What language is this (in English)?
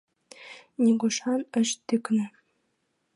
Mari